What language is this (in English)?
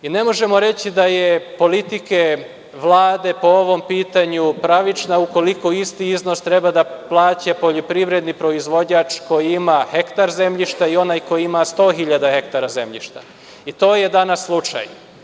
Serbian